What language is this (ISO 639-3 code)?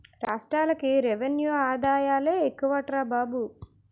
tel